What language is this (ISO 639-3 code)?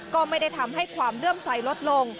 tha